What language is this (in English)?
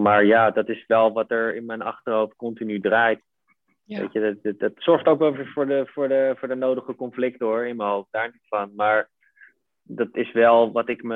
Dutch